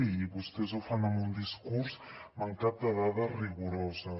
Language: Catalan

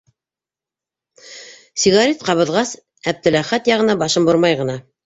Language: Bashkir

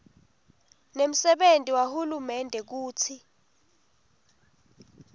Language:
Swati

